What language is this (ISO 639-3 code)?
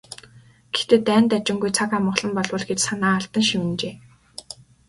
mon